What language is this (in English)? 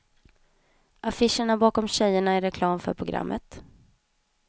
Swedish